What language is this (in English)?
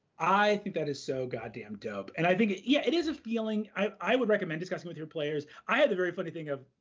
English